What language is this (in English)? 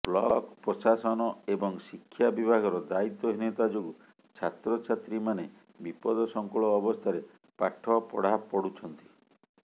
Odia